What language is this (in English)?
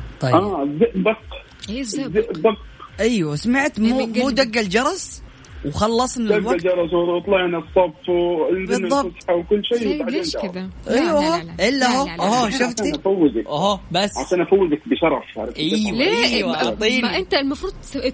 Arabic